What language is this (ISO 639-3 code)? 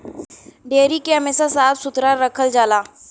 bho